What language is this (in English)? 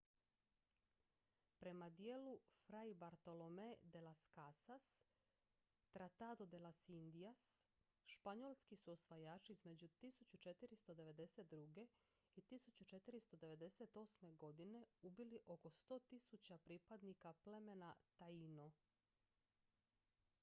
Croatian